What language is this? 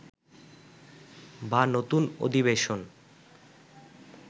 Bangla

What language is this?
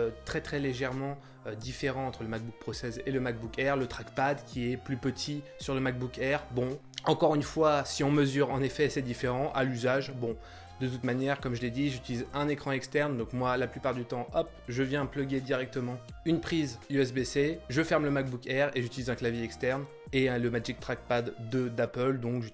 French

